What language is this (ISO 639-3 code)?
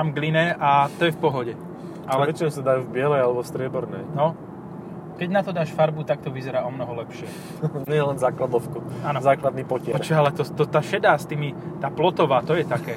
slk